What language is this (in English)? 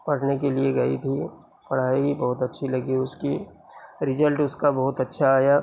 Urdu